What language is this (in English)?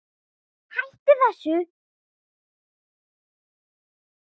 Icelandic